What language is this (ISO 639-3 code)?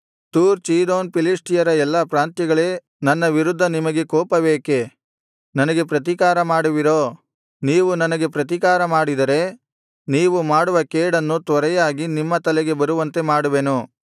kan